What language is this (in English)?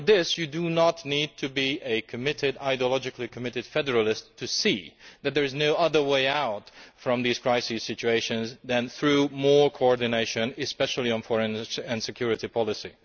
English